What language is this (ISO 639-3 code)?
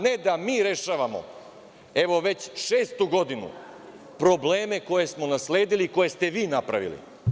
srp